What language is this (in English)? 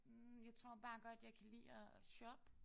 Danish